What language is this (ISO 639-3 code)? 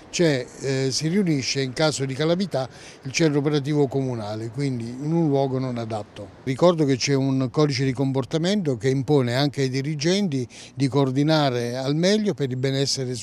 ita